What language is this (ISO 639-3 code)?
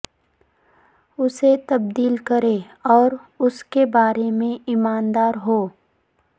urd